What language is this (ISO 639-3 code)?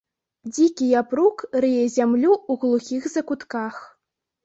bel